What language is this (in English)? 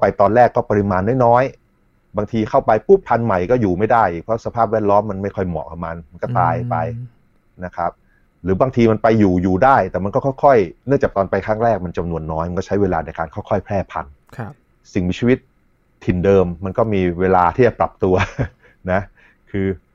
Thai